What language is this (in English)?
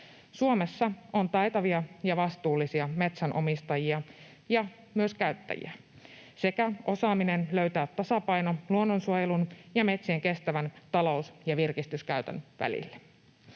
Finnish